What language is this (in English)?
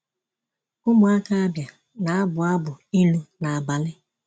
Igbo